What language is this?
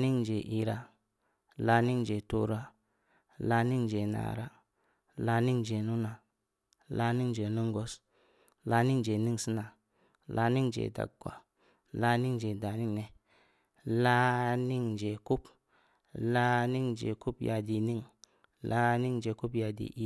Samba Leko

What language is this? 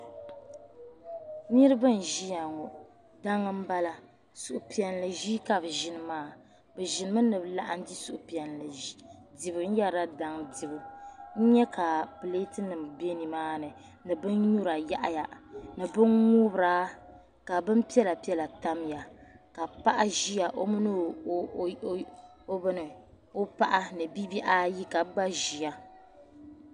Dagbani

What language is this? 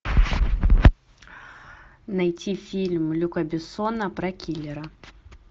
Russian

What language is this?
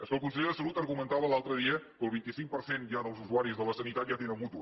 Catalan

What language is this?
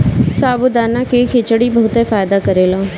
Bhojpuri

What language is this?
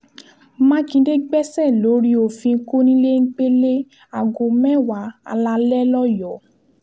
Yoruba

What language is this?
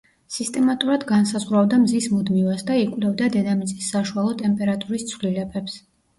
Georgian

